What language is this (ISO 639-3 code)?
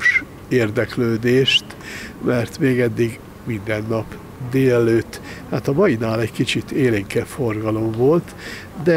hun